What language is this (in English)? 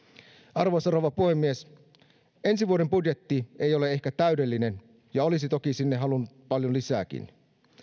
Finnish